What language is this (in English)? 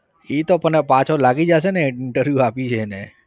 Gujarati